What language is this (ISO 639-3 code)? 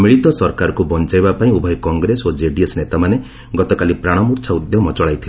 ori